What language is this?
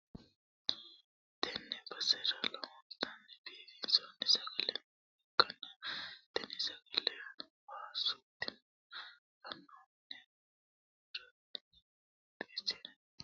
Sidamo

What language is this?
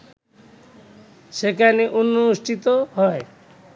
Bangla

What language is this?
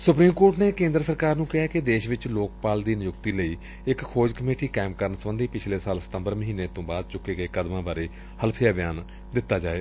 Punjabi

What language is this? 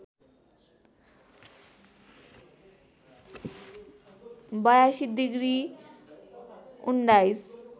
Nepali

